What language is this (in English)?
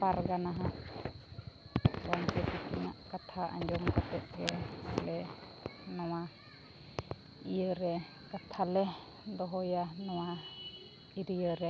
Santali